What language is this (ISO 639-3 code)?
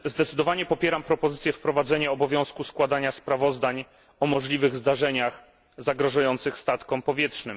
pol